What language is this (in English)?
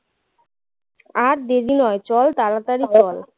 Bangla